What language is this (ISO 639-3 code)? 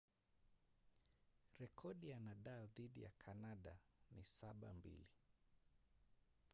swa